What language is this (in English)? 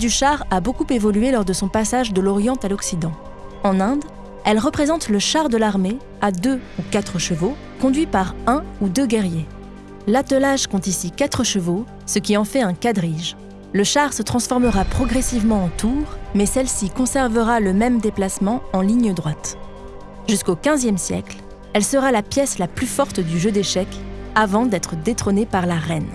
French